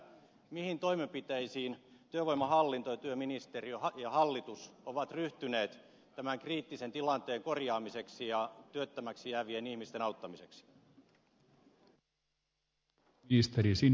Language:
Finnish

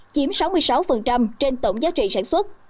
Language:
Vietnamese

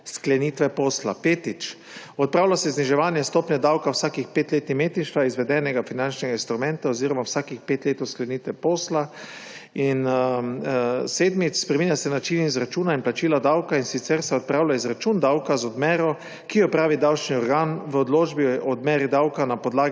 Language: Slovenian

